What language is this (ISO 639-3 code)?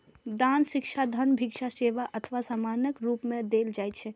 mai